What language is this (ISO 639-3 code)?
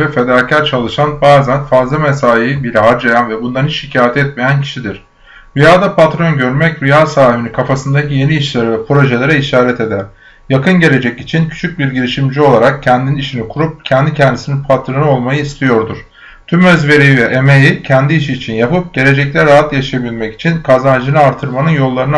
tur